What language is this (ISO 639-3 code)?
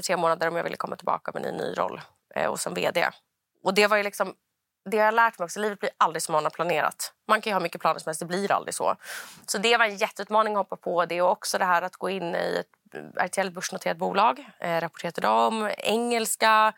swe